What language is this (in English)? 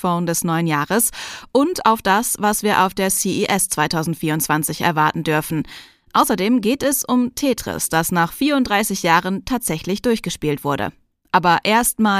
German